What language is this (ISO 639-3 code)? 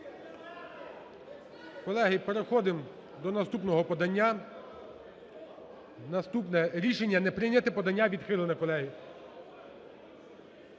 ukr